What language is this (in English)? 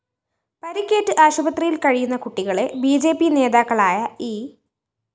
Malayalam